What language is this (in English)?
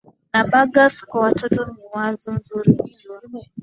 Swahili